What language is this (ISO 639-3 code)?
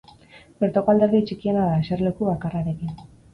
eus